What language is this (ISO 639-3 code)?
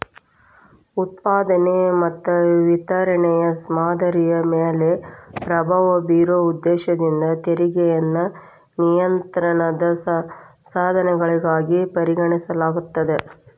kan